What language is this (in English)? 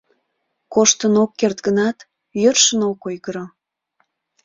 Mari